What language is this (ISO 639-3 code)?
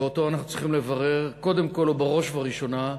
heb